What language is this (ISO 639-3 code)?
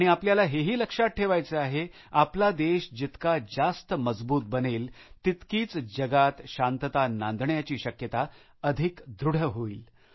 mar